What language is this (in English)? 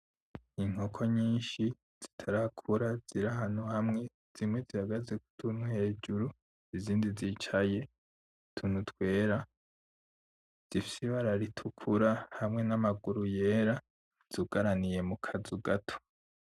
Rundi